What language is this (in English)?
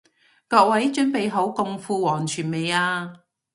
Cantonese